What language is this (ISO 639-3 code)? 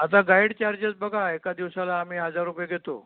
mar